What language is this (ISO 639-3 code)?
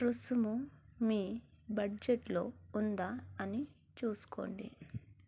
tel